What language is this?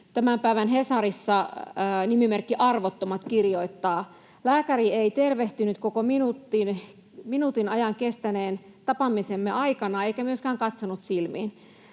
Finnish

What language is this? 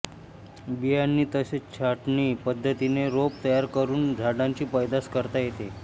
Marathi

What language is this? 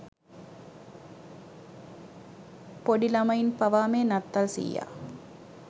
Sinhala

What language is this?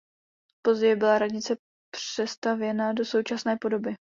Czech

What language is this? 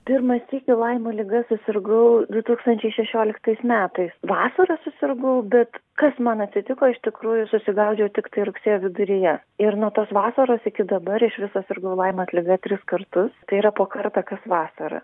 Lithuanian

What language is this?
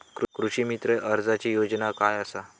Marathi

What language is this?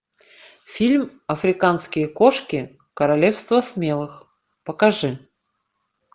Russian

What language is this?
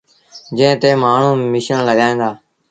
Sindhi Bhil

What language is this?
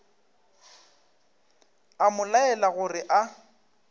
Northern Sotho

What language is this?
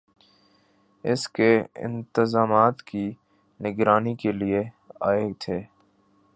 Urdu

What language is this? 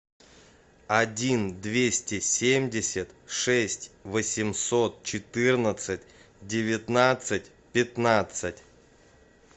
Russian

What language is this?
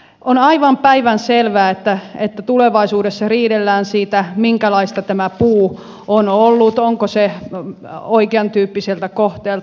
Finnish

